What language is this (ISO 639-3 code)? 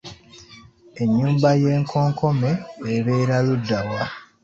lug